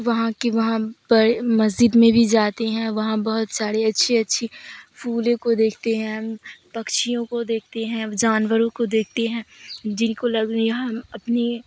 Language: Urdu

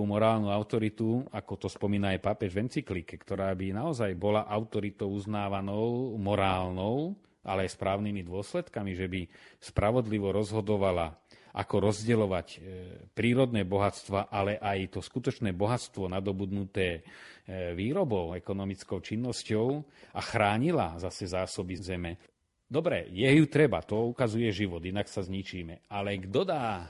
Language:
Slovak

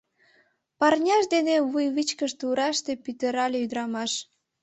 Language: Mari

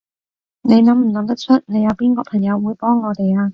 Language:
Cantonese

